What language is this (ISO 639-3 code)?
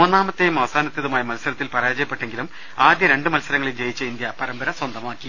mal